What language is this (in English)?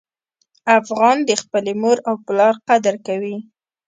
Pashto